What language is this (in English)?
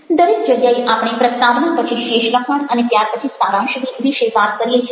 Gujarati